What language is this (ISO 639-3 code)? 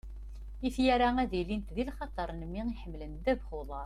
kab